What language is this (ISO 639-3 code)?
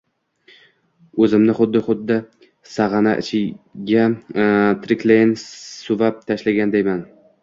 uzb